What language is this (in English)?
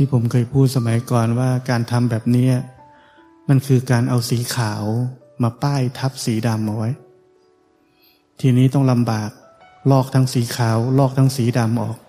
Thai